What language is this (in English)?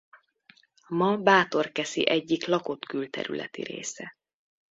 Hungarian